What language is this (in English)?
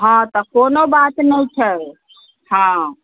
Maithili